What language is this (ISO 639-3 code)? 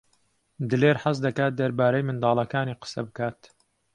ckb